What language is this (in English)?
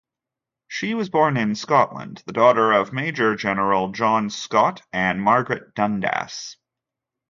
English